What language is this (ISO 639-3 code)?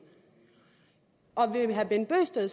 dan